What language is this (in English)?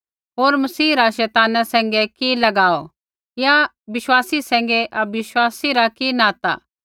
Kullu Pahari